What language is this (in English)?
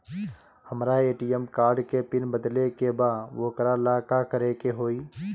Bhojpuri